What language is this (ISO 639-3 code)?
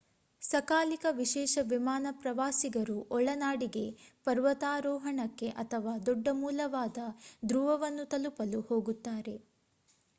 kan